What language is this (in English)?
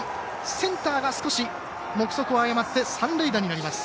Japanese